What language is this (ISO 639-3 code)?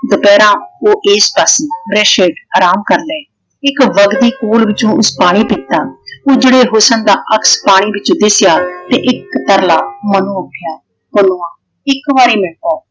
pan